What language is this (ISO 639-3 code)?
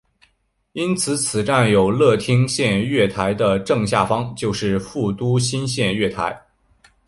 zho